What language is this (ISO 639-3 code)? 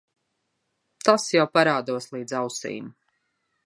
lav